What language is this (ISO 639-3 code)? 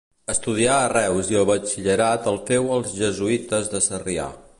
cat